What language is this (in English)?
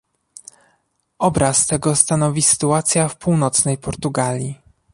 Polish